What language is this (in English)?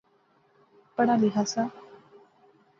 Pahari-Potwari